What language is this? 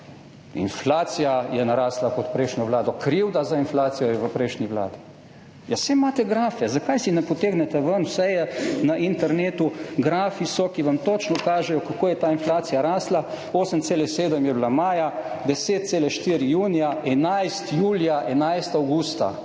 Slovenian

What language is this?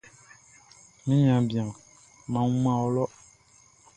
Baoulé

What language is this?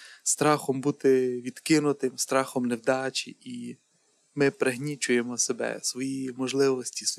Ukrainian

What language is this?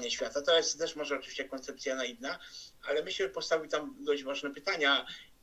Polish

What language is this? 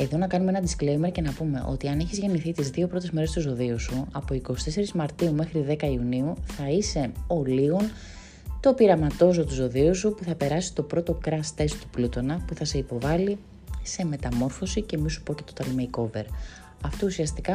Greek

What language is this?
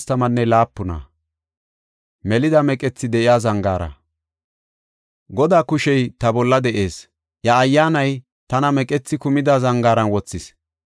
Gofa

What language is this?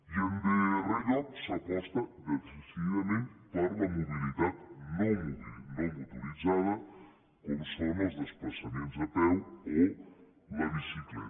Catalan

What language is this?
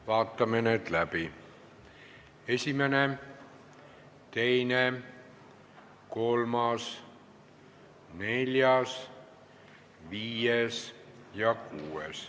Estonian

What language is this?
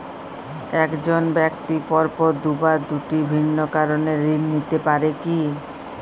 Bangla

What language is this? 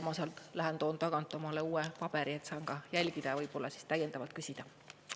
Estonian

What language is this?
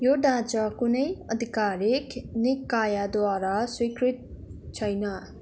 Nepali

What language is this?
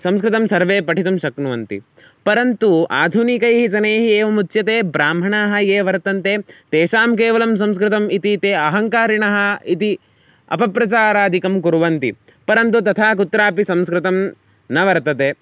Sanskrit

